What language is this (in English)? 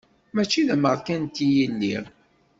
Kabyle